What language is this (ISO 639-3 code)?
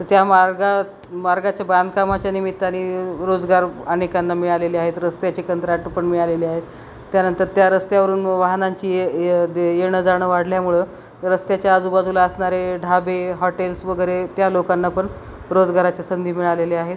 mar